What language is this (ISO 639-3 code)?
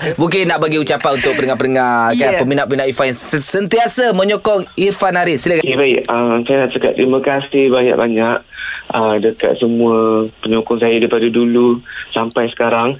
msa